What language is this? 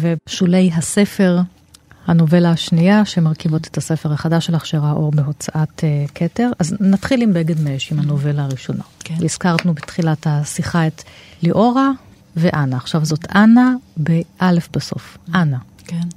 Hebrew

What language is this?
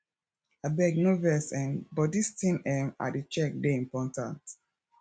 Nigerian Pidgin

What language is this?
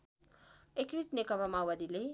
Nepali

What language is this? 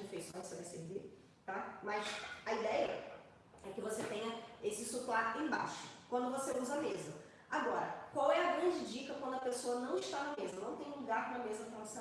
Portuguese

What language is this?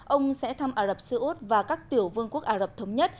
Vietnamese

